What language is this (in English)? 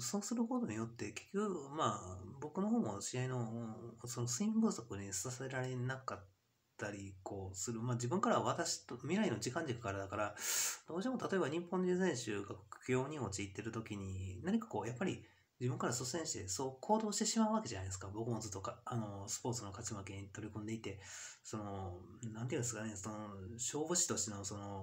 Japanese